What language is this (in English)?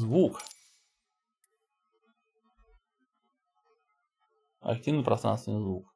Russian